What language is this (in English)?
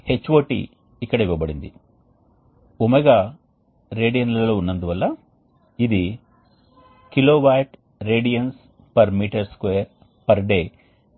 Telugu